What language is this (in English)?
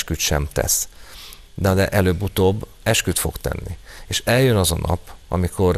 Hungarian